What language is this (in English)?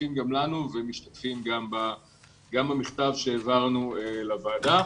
Hebrew